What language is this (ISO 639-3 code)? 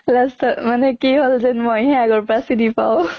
asm